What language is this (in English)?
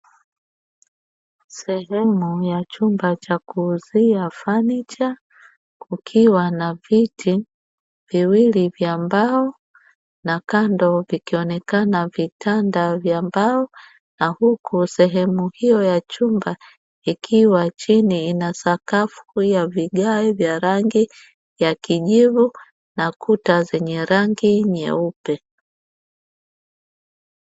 Swahili